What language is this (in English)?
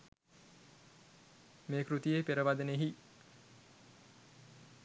Sinhala